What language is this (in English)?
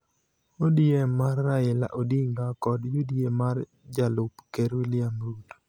Luo (Kenya and Tanzania)